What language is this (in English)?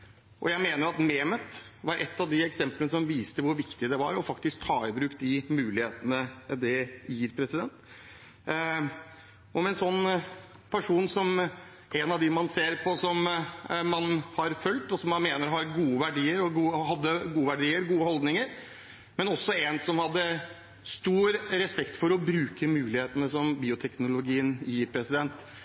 Norwegian Bokmål